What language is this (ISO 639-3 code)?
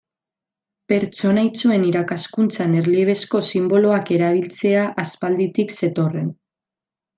eus